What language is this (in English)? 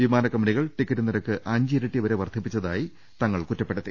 Malayalam